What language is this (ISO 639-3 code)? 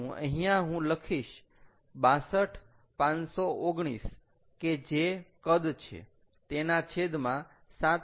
guj